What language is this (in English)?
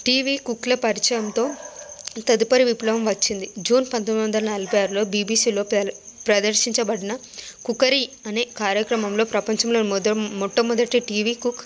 Telugu